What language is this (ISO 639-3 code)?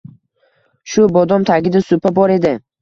uzb